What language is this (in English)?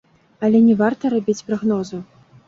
Belarusian